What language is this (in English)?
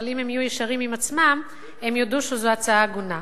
Hebrew